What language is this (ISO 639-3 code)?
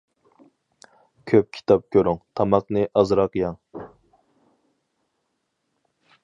uig